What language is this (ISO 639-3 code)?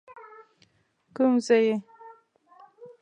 pus